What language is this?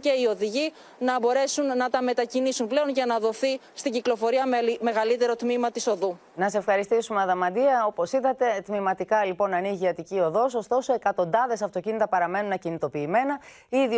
Greek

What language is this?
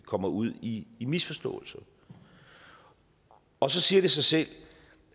Danish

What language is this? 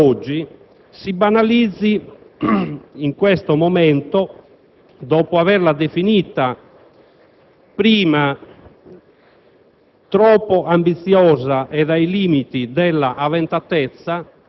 Italian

